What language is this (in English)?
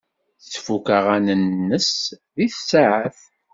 Kabyle